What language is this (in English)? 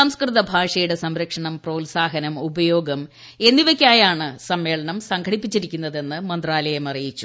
Malayalam